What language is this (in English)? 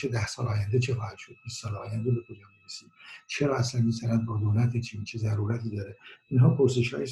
Persian